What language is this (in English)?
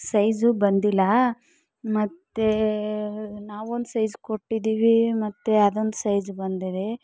Kannada